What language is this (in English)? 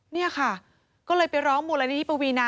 Thai